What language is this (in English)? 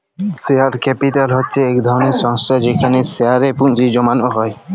Bangla